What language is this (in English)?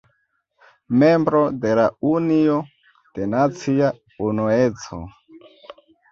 Esperanto